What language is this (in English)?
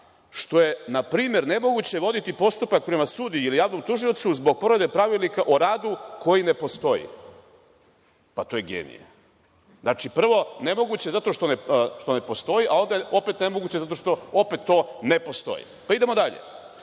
Serbian